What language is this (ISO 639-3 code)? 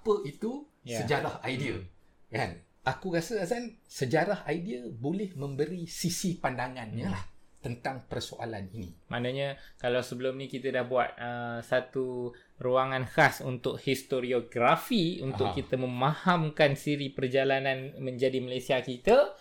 msa